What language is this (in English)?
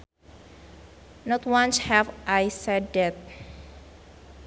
Sundanese